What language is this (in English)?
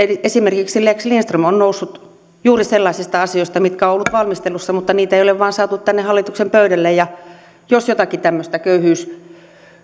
Finnish